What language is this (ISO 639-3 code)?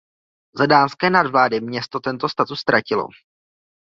ces